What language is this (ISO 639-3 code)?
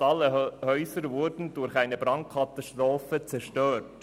gsw